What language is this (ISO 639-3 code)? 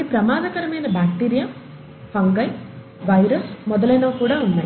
tel